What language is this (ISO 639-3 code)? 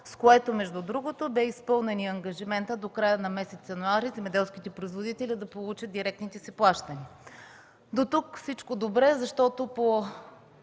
bul